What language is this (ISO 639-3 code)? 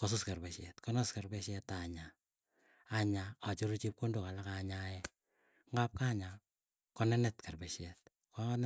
eyo